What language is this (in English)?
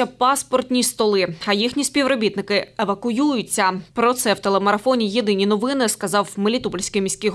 Ukrainian